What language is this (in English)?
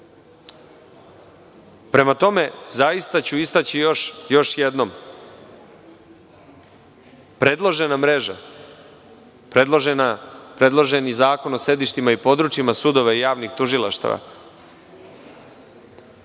Serbian